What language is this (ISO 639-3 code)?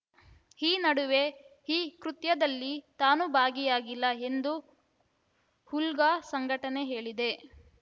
kan